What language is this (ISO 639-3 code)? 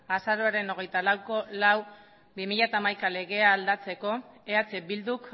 eus